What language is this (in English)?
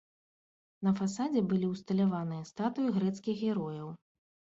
Belarusian